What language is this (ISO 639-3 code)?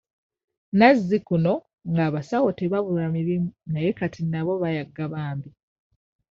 lug